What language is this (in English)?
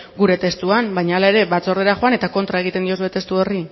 Basque